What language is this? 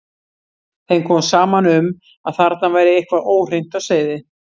Icelandic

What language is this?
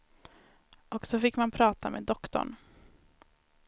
Swedish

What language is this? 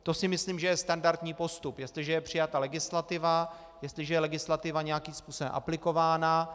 Czech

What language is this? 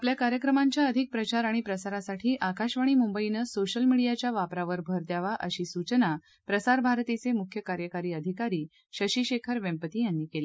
Marathi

